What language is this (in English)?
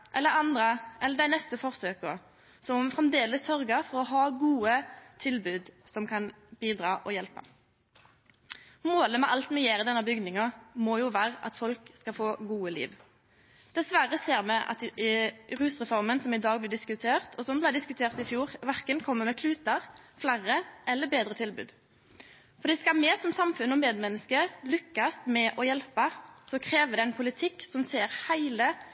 Norwegian Nynorsk